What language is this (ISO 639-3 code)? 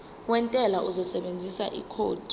zul